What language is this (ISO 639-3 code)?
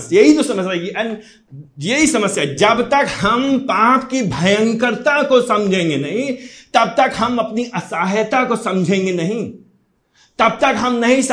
hin